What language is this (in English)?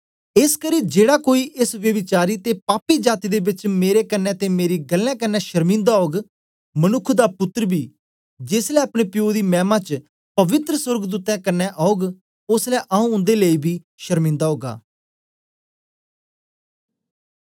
Dogri